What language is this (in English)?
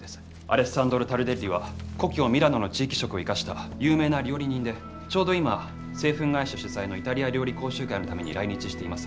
Japanese